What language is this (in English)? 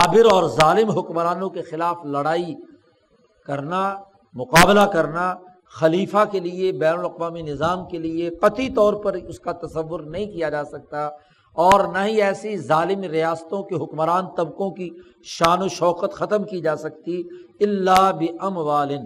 Urdu